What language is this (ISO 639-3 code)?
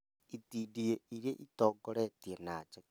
kik